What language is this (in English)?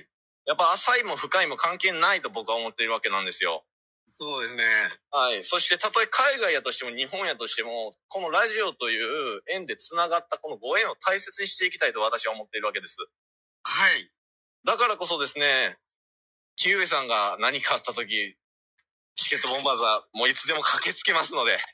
Japanese